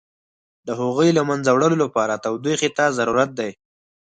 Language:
Pashto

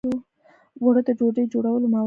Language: Pashto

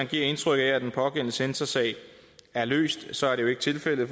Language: Danish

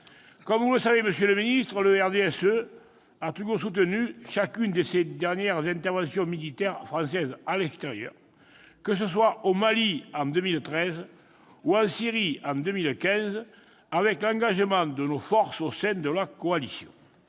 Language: French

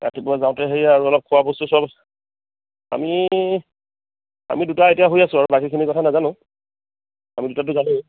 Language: Assamese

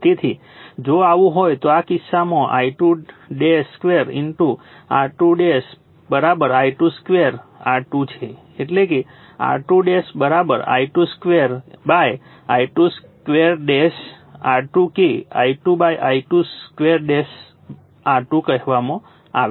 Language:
Gujarati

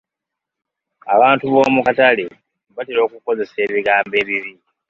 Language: Ganda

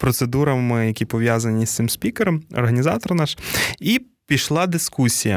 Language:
Ukrainian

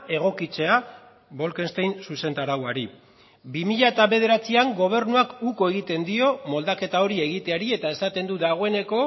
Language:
Basque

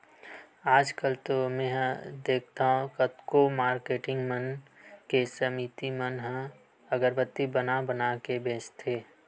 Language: Chhattisgarhi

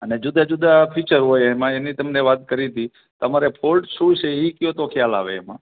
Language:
Gujarati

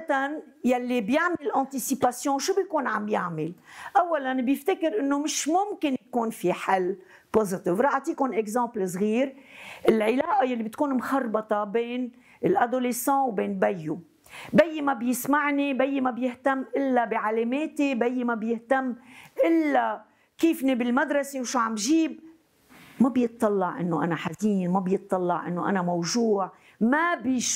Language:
Arabic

